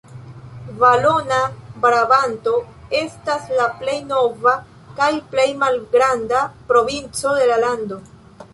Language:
Esperanto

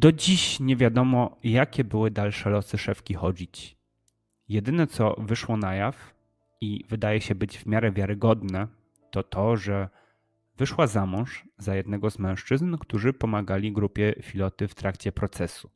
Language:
Polish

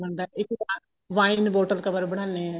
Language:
Punjabi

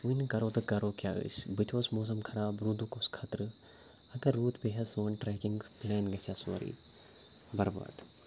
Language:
Kashmiri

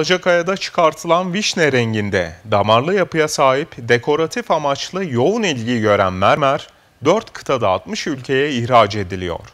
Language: Turkish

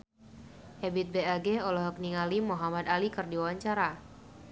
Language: Sundanese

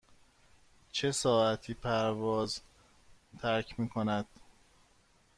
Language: Persian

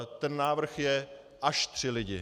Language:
Czech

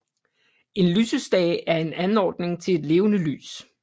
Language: Danish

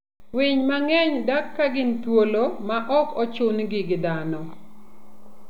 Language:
Luo (Kenya and Tanzania)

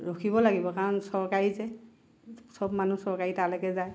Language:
Assamese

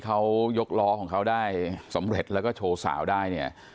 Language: Thai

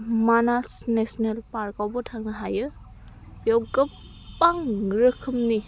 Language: Bodo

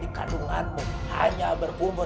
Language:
Indonesian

